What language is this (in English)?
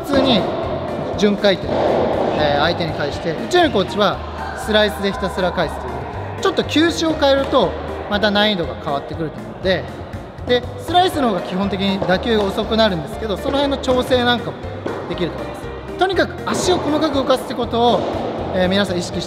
Japanese